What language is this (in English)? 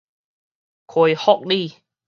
Min Nan Chinese